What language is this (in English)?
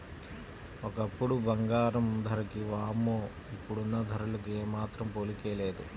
Telugu